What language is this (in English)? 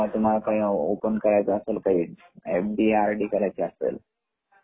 Marathi